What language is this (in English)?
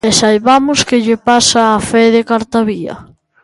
Galician